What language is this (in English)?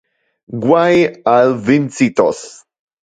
Interlingua